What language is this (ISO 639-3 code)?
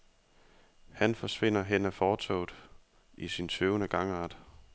dan